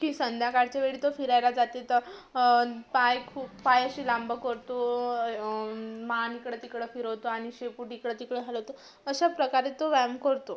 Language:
Marathi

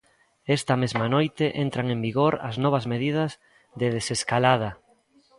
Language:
Galician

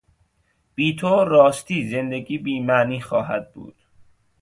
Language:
Persian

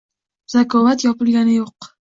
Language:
Uzbek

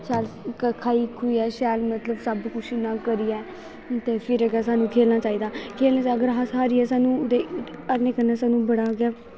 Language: Dogri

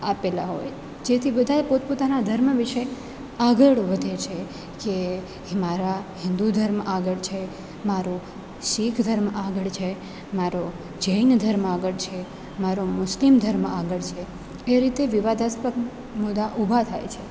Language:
Gujarati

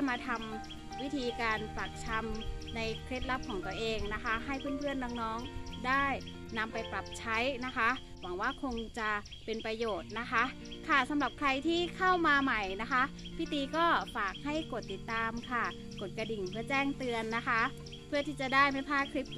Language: Thai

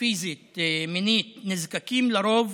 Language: Hebrew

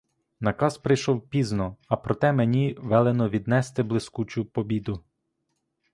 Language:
Ukrainian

